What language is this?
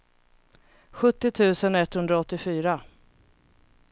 Swedish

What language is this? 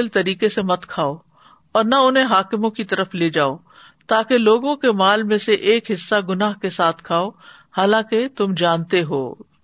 Urdu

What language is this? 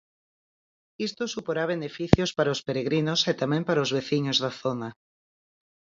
Galician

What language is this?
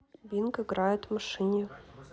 Russian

